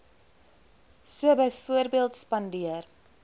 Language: Afrikaans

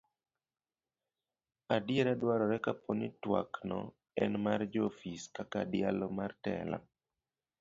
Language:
Luo (Kenya and Tanzania)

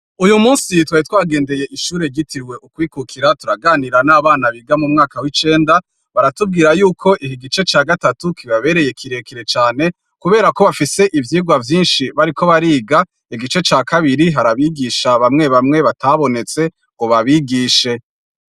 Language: Rundi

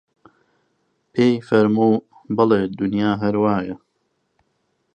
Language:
Central Kurdish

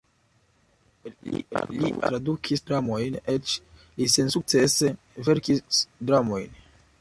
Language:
Esperanto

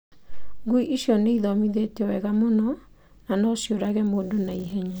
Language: Kikuyu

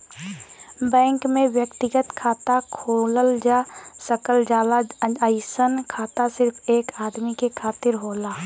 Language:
Bhojpuri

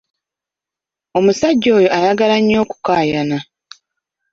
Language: Ganda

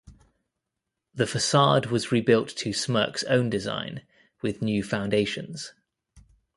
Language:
English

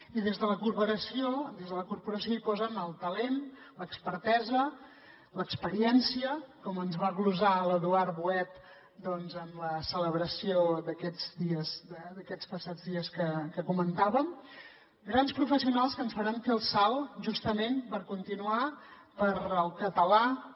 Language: Catalan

